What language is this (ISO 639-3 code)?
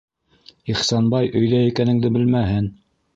bak